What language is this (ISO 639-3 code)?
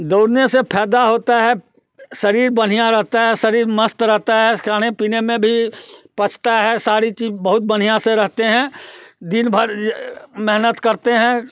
hin